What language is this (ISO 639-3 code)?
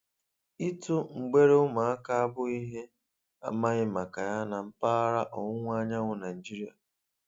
ibo